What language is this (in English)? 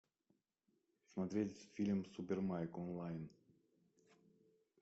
Russian